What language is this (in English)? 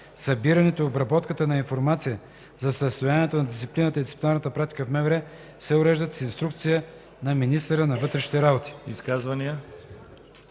Bulgarian